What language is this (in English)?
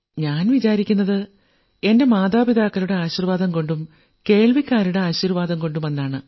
Malayalam